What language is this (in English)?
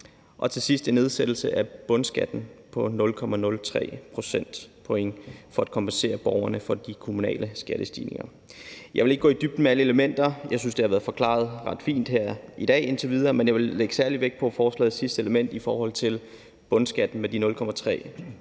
Danish